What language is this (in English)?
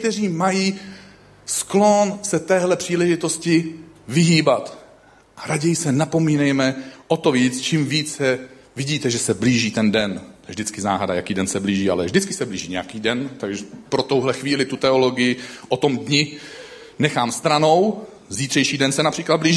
Czech